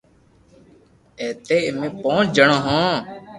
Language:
Loarki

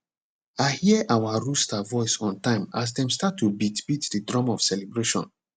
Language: Nigerian Pidgin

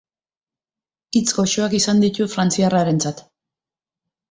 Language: Basque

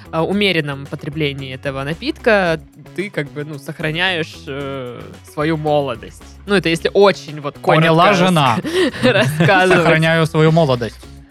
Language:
Russian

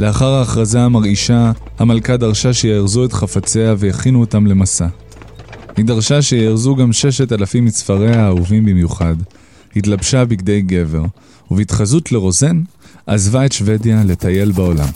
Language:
Hebrew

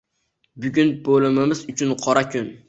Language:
Uzbek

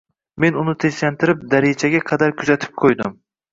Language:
Uzbek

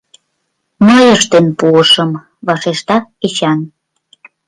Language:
Mari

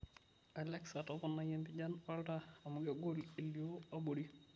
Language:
Masai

